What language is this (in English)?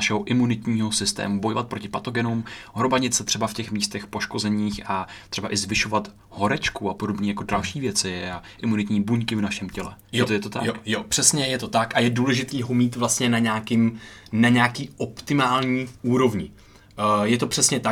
Czech